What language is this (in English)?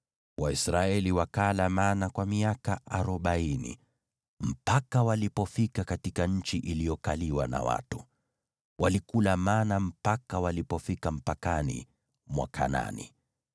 Swahili